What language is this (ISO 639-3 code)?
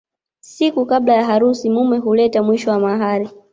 swa